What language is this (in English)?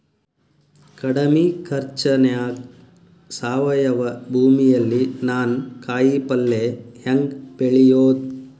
Kannada